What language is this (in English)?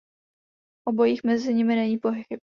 Czech